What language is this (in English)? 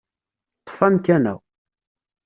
Kabyle